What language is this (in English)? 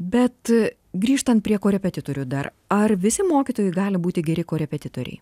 Lithuanian